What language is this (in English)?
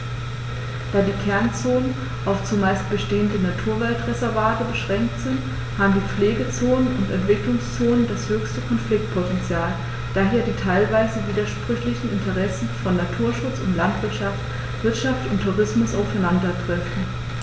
German